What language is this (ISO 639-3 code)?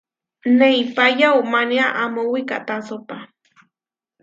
var